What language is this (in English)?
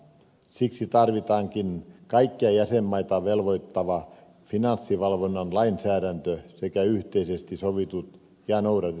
Finnish